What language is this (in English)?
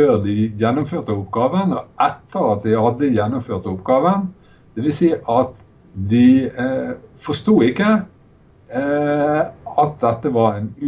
Norwegian